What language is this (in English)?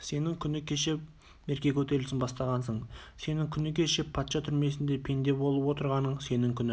Kazakh